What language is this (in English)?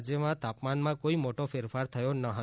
Gujarati